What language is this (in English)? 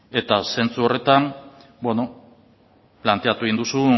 Basque